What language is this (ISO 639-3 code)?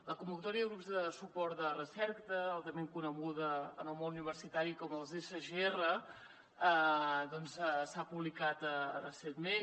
cat